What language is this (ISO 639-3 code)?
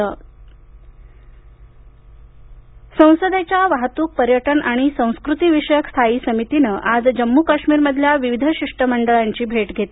mar